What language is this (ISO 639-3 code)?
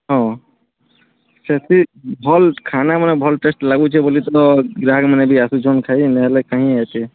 ori